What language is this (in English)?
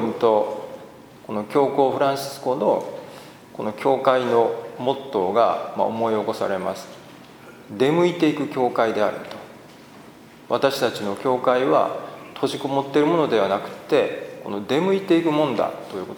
Japanese